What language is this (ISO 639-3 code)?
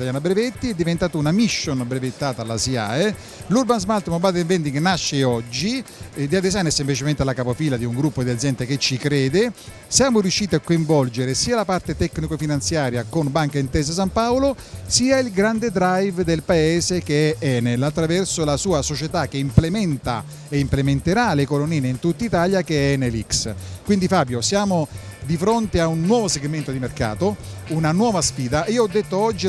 ita